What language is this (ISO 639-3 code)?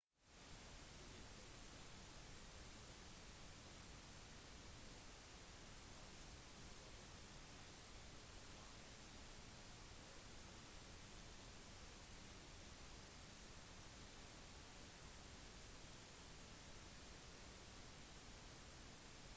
nob